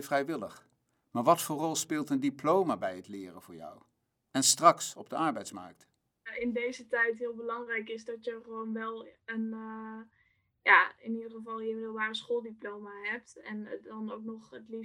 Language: Dutch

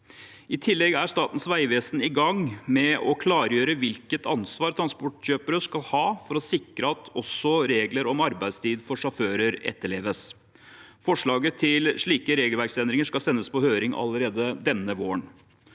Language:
Norwegian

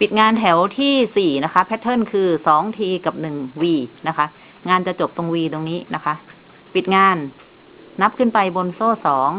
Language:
Thai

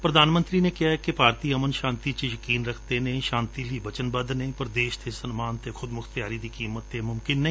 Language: Punjabi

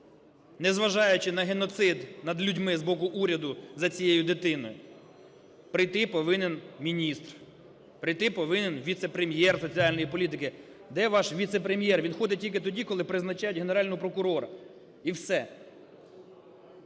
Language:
Ukrainian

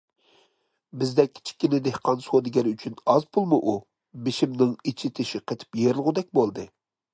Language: Uyghur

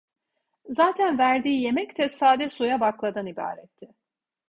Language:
Turkish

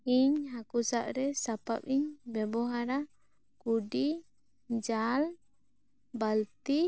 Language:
Santali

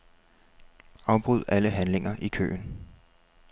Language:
Danish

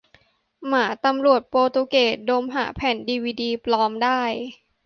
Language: Thai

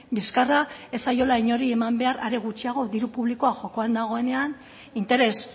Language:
Basque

